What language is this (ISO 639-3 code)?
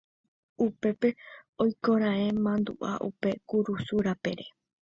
grn